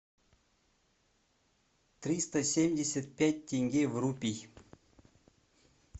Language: Russian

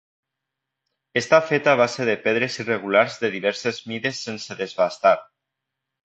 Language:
Catalan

